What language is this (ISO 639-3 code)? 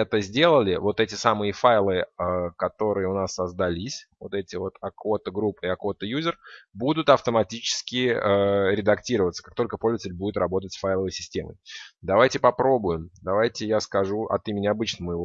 rus